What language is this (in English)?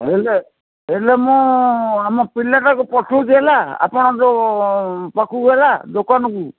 Odia